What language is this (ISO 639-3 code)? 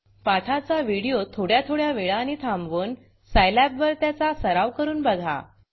mar